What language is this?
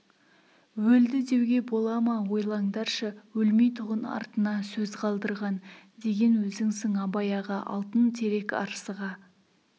Kazakh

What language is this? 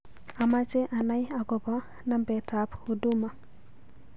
Kalenjin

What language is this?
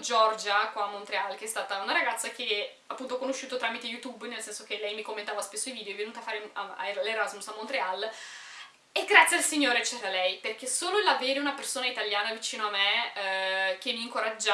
Italian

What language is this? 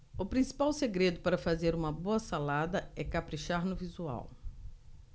Portuguese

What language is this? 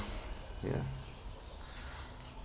English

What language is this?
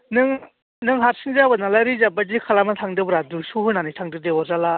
Bodo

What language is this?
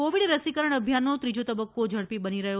Gujarati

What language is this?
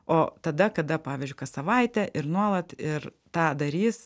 Lithuanian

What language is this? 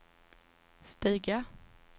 Swedish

